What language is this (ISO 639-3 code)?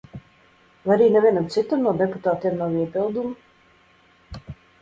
lav